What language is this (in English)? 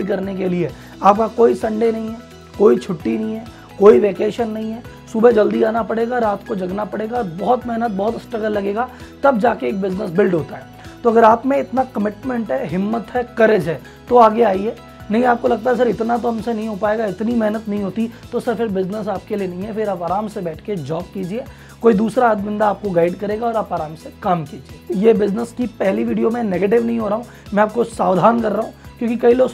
Hindi